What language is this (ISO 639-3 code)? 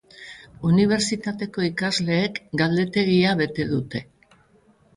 eus